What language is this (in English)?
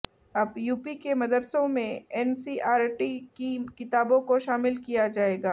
Hindi